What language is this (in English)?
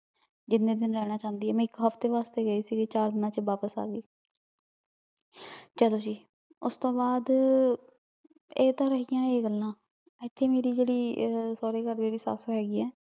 Punjabi